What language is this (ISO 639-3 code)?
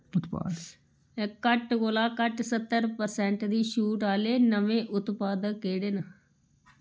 doi